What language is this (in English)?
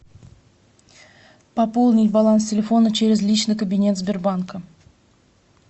Russian